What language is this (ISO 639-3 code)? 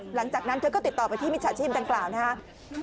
tha